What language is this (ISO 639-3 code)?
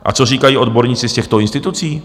ces